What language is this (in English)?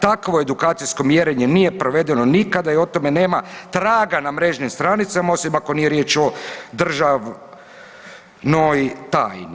Croatian